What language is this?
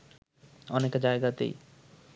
Bangla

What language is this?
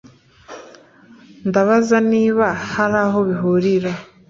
Kinyarwanda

